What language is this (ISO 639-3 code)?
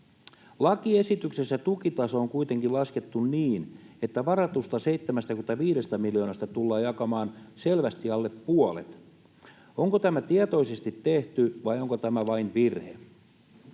fin